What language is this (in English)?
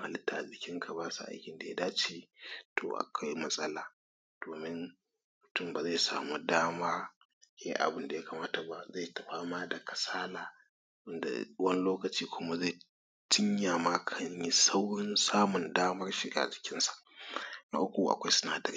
Hausa